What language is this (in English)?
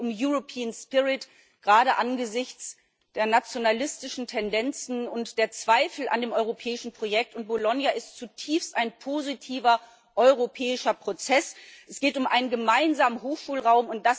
German